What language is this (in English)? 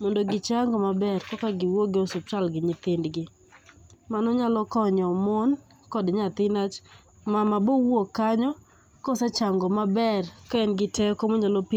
Luo (Kenya and Tanzania)